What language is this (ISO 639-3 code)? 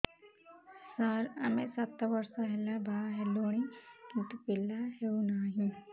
ori